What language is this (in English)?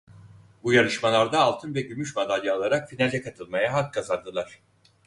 Turkish